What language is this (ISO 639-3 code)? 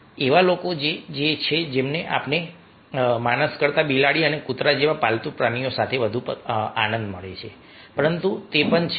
guj